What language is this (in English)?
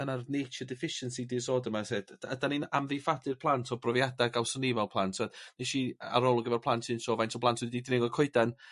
Welsh